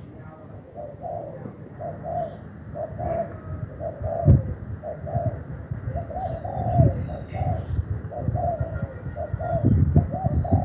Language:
Vietnamese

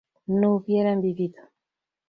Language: Spanish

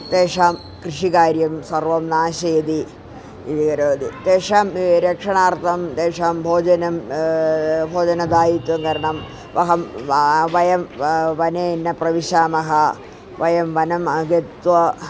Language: Sanskrit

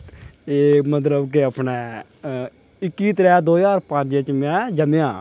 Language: Dogri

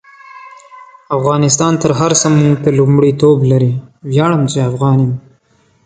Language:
Pashto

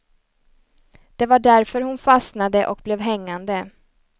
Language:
Swedish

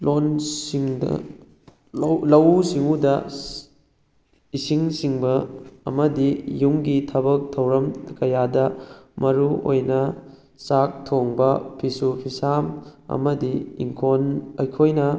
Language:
Manipuri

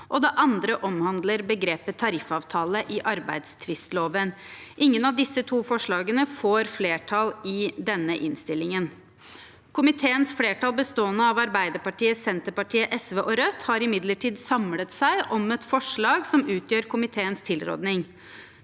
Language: Norwegian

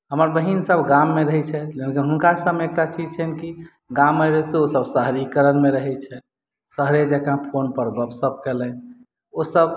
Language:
Maithili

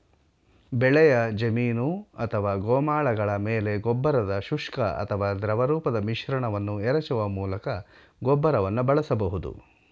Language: Kannada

